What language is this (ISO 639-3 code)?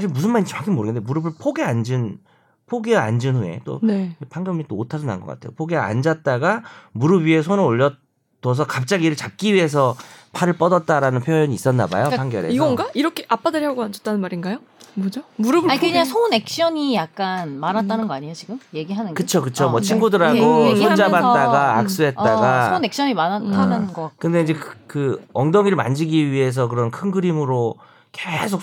kor